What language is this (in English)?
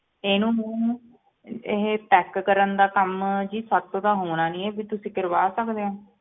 Punjabi